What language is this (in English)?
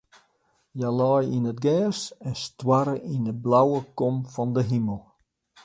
Western Frisian